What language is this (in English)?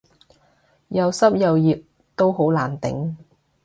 Cantonese